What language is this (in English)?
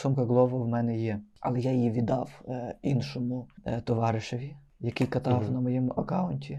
Ukrainian